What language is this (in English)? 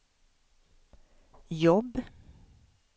Swedish